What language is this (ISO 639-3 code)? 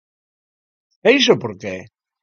glg